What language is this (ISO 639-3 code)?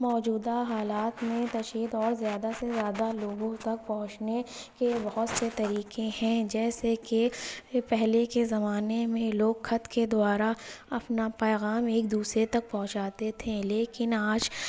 urd